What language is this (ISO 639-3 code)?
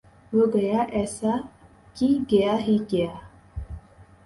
urd